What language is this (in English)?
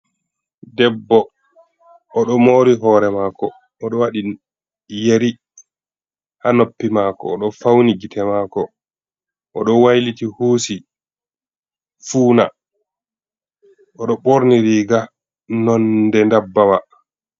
Fula